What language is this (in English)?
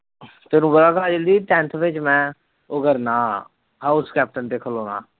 Punjabi